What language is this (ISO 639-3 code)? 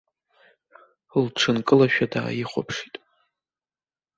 abk